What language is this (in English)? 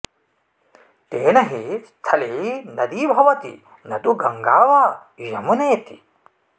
Sanskrit